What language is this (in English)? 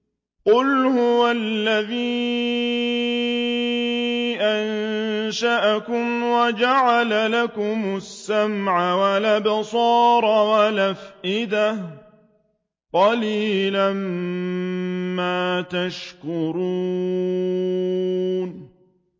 Arabic